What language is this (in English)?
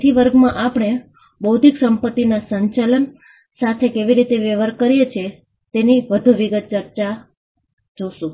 Gujarati